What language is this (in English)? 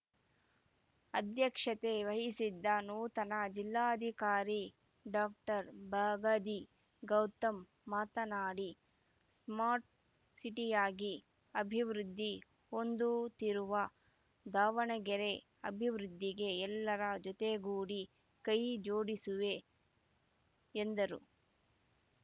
Kannada